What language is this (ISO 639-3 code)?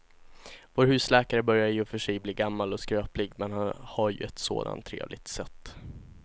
swe